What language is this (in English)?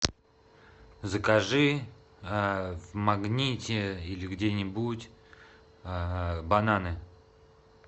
Russian